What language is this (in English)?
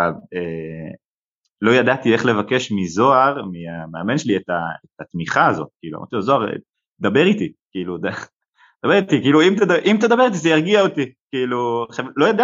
Hebrew